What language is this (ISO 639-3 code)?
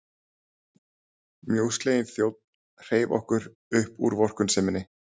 isl